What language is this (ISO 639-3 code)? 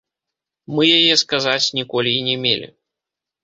bel